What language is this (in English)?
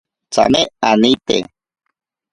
Ashéninka Perené